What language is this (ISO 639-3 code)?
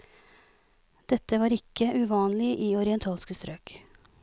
nor